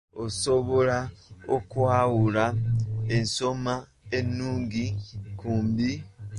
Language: Ganda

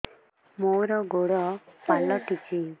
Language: Odia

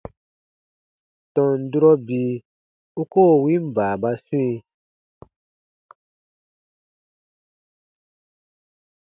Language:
Baatonum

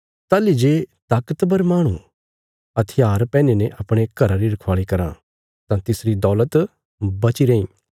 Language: Bilaspuri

